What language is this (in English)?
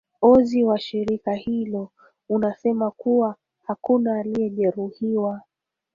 Swahili